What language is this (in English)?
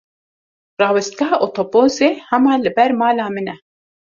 Kurdish